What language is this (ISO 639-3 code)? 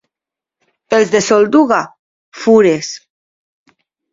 cat